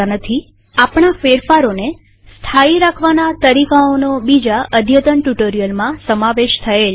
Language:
Gujarati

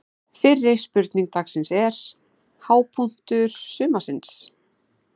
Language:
Icelandic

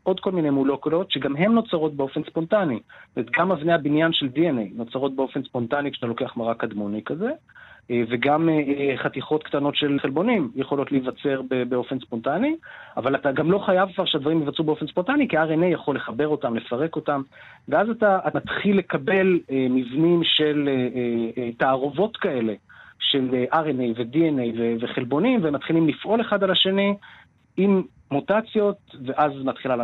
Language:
Hebrew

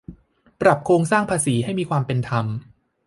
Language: Thai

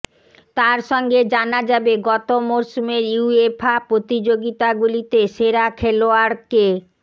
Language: Bangla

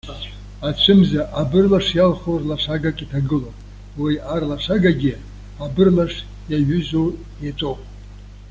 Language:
Abkhazian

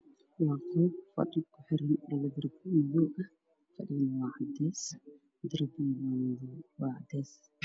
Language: Somali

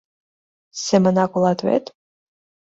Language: Mari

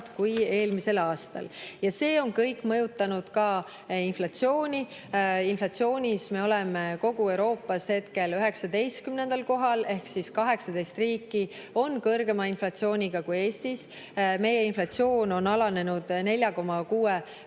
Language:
Estonian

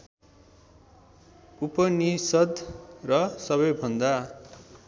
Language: Nepali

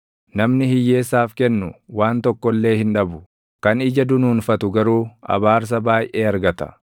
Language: Oromo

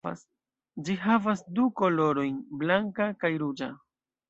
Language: Esperanto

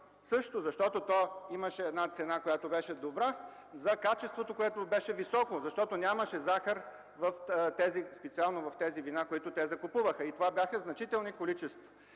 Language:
Bulgarian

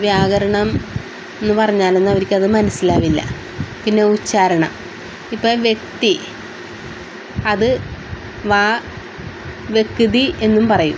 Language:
Malayalam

